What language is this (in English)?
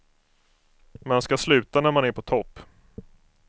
Swedish